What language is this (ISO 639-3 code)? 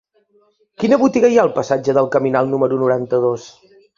cat